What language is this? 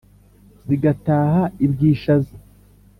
Kinyarwanda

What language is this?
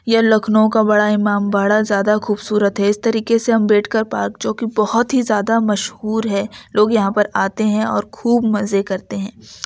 Urdu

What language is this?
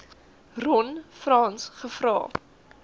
Afrikaans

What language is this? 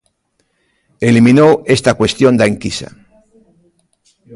Galician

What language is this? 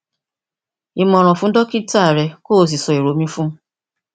Yoruba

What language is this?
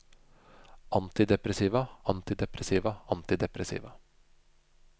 Norwegian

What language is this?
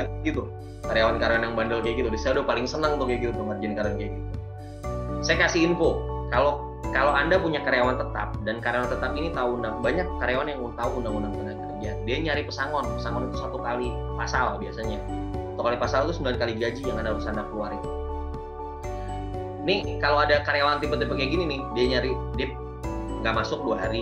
Indonesian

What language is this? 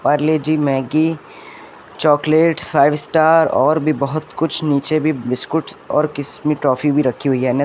Hindi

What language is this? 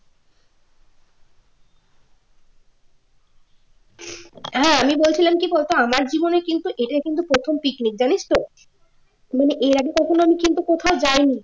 Bangla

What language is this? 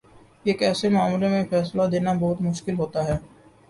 Urdu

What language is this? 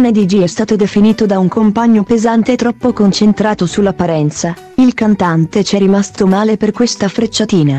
Italian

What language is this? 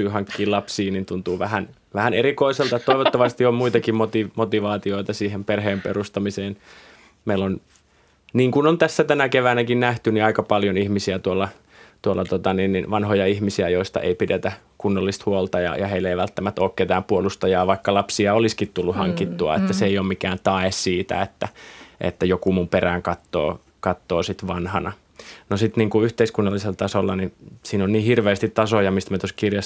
Finnish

